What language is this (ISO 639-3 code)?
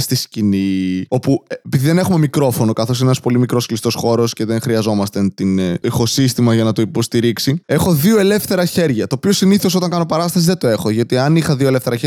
ell